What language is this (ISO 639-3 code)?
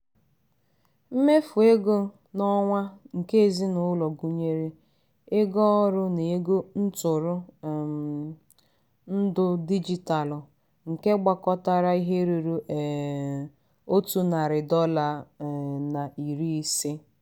ibo